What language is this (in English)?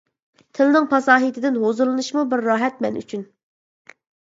Uyghur